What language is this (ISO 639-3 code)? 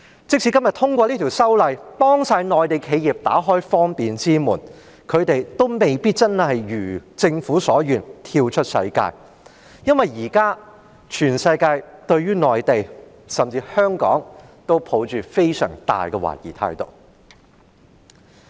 yue